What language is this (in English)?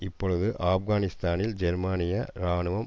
Tamil